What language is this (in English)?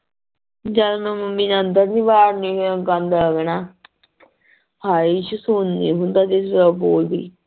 Punjabi